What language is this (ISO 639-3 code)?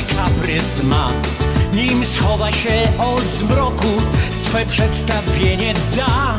pol